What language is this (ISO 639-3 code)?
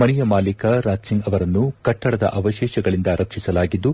kan